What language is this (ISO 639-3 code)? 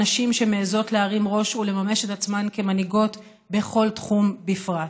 heb